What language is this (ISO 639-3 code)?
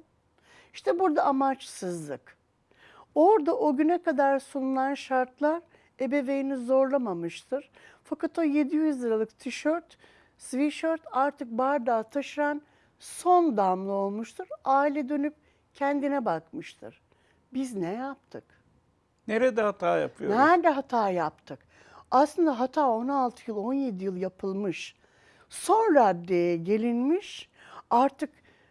tur